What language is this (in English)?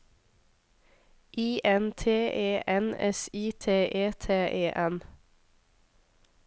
Norwegian